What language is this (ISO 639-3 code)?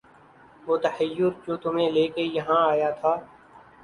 urd